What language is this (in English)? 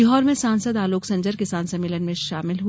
Hindi